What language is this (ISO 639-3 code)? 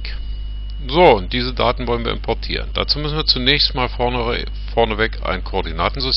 deu